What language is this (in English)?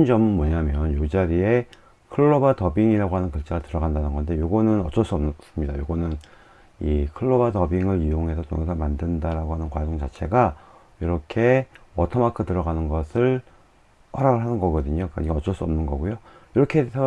Korean